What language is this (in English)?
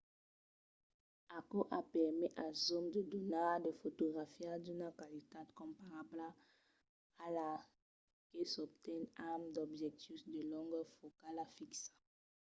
Occitan